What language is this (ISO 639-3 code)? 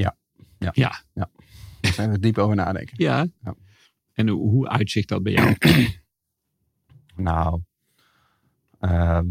nld